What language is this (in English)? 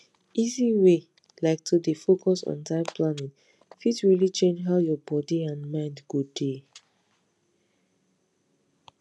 Nigerian Pidgin